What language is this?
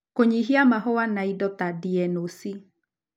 Kikuyu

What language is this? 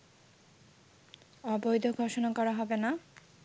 Bangla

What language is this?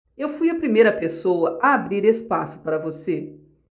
Portuguese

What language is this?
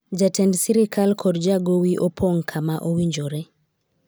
Luo (Kenya and Tanzania)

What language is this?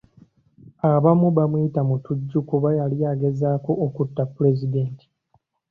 Ganda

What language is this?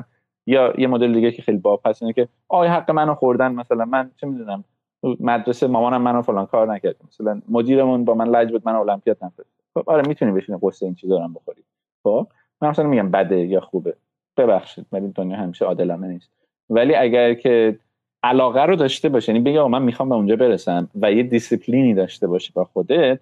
Persian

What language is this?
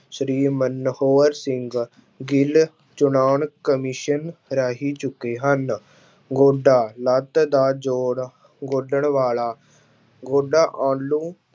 Punjabi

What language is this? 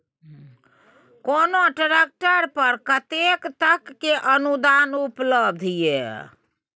Maithili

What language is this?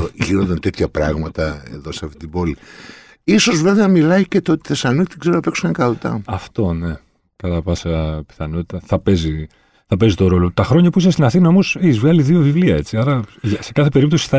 Greek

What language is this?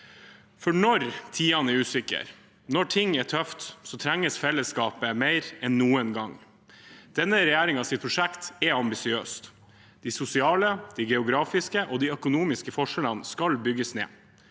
Norwegian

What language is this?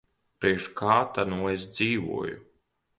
Latvian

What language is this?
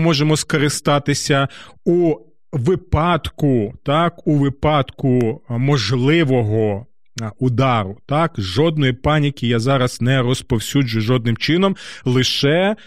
Ukrainian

